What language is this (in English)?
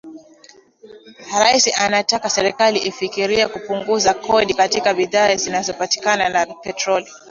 Swahili